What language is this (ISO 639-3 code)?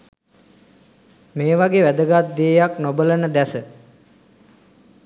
sin